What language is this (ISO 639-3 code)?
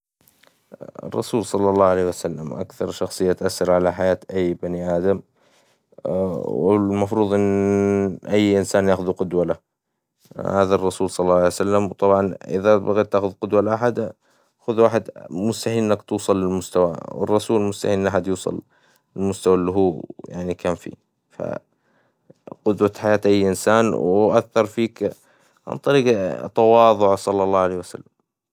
acw